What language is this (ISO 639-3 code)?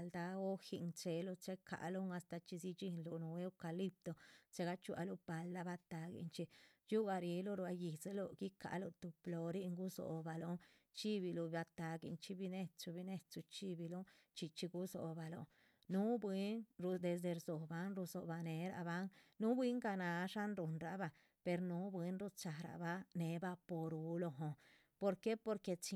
zpv